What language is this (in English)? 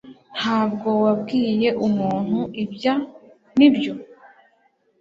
Kinyarwanda